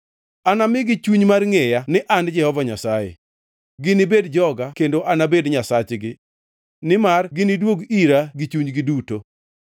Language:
Luo (Kenya and Tanzania)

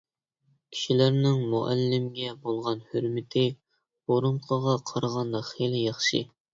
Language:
Uyghur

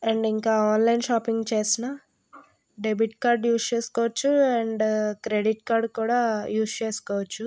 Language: Telugu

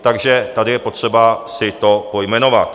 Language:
Czech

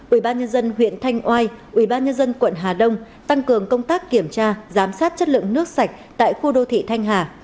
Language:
Vietnamese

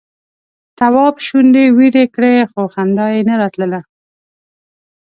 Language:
Pashto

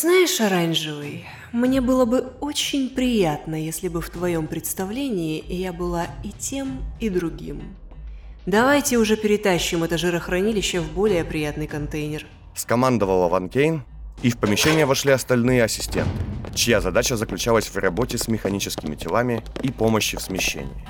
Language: Russian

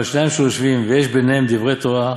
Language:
Hebrew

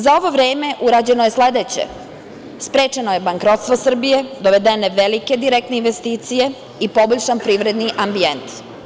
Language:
Serbian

